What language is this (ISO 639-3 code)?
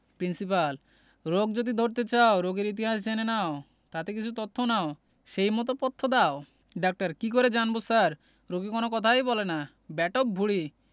ben